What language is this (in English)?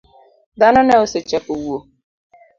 Luo (Kenya and Tanzania)